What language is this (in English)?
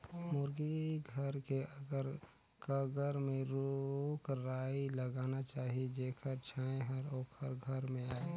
Chhattisgarhi